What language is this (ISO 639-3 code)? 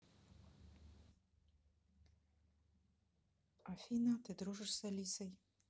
rus